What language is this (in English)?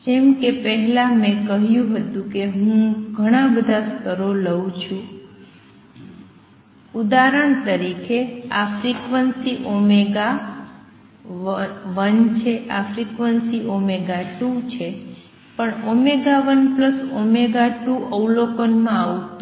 Gujarati